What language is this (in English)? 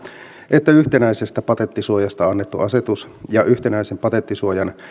Finnish